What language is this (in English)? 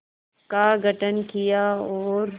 Hindi